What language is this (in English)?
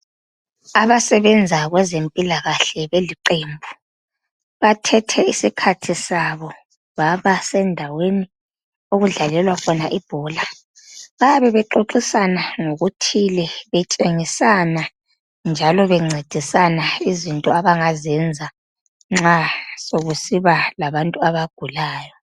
North Ndebele